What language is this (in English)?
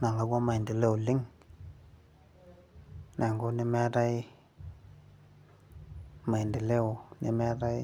Masai